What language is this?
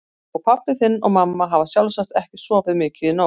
Icelandic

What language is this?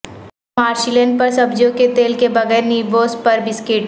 Urdu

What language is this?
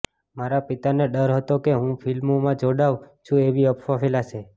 Gujarati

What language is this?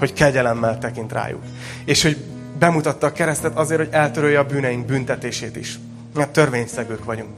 Hungarian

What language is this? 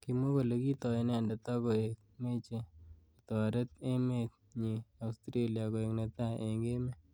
Kalenjin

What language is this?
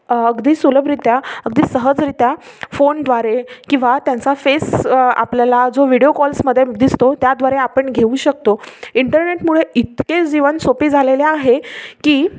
Marathi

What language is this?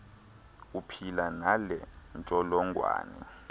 Xhosa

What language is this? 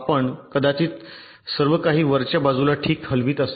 Marathi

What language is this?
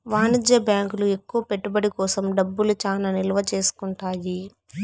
Telugu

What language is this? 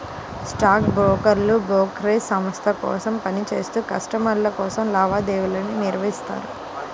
Telugu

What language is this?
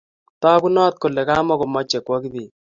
Kalenjin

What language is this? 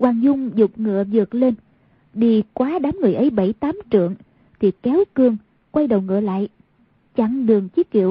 Vietnamese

